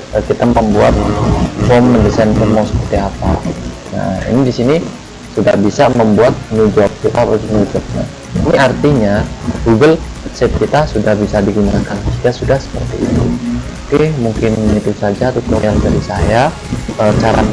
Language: Indonesian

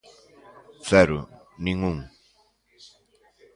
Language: Galician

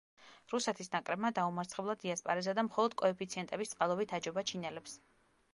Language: Georgian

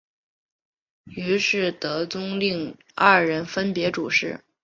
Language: Chinese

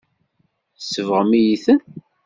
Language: Kabyle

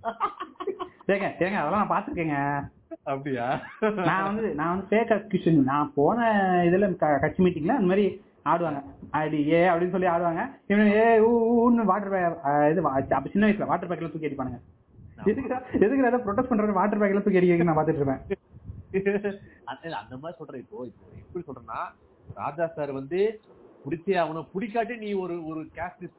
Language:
Tamil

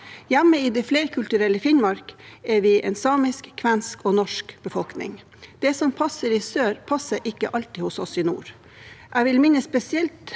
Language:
Norwegian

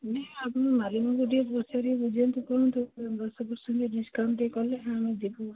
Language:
Odia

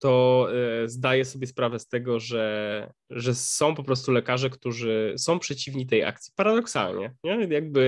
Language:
Polish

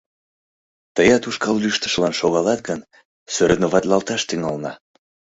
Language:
Mari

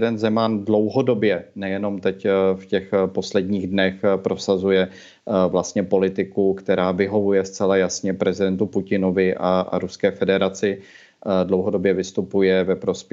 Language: Czech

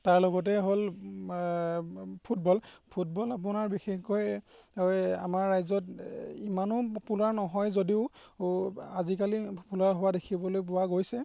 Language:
Assamese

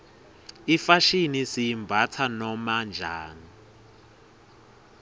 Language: Swati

